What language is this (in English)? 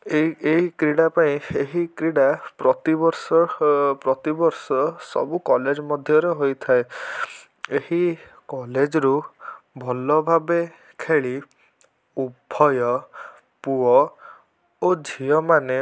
Odia